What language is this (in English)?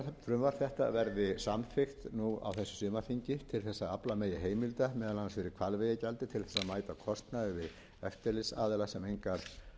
Icelandic